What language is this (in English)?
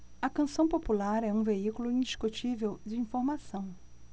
Portuguese